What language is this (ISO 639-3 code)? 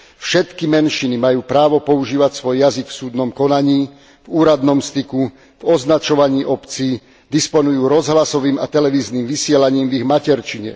slk